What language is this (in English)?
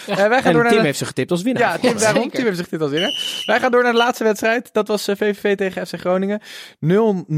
Dutch